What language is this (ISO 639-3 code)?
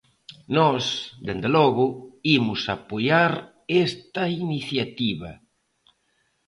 glg